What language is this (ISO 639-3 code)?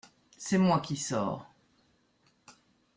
fra